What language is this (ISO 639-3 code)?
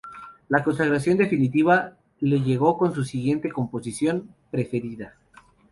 spa